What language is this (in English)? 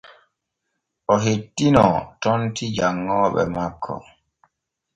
Borgu Fulfulde